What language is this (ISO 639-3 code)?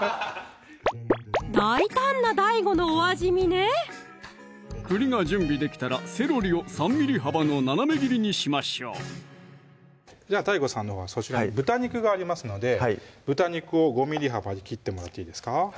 jpn